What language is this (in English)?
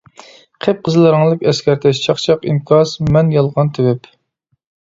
Uyghur